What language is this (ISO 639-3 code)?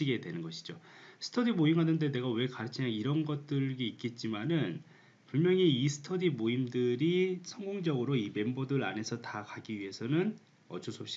kor